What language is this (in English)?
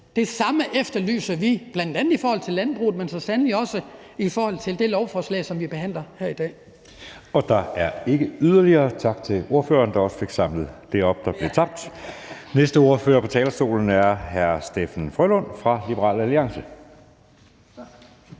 Danish